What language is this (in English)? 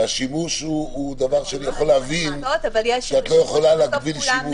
Hebrew